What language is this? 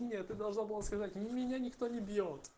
Russian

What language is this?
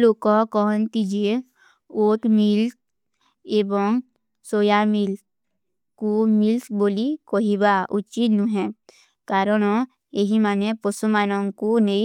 Kui (India)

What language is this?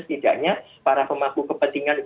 Indonesian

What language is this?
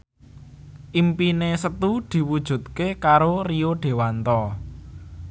Javanese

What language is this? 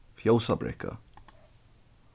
Faroese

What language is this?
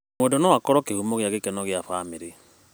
Kikuyu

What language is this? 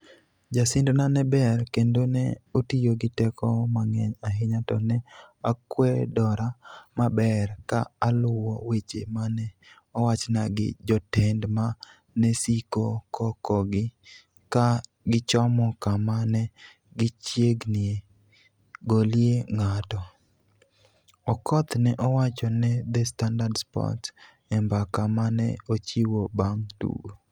Luo (Kenya and Tanzania)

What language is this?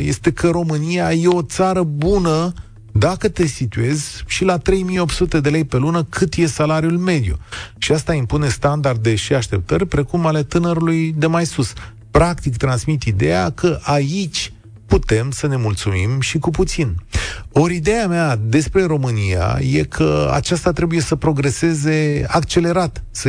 Romanian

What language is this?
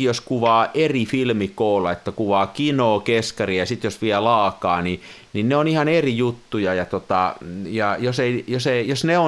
Finnish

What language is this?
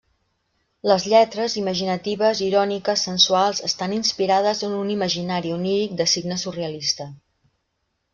Catalan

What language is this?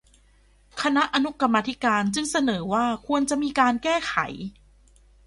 Thai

